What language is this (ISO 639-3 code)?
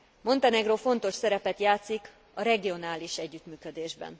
hun